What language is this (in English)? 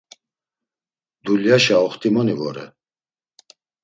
Laz